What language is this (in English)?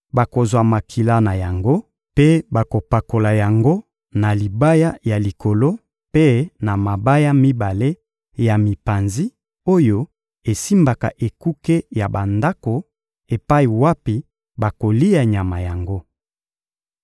Lingala